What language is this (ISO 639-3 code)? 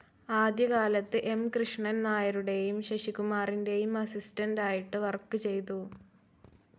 mal